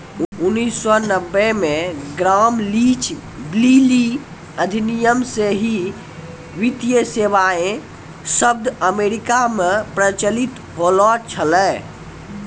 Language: Maithili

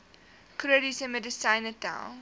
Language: Afrikaans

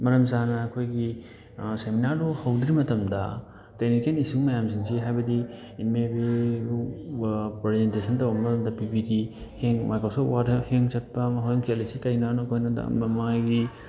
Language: Manipuri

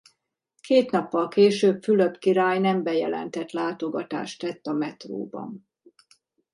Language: Hungarian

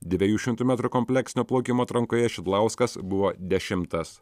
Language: Lithuanian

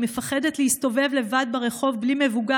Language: Hebrew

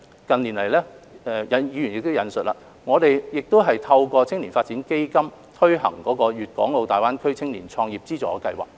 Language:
Cantonese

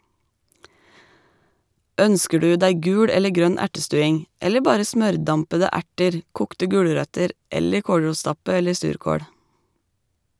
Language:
Norwegian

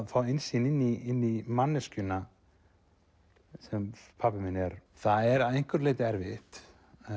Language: Icelandic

